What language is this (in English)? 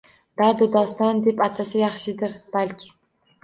Uzbek